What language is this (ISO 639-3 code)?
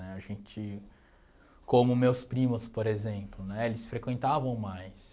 por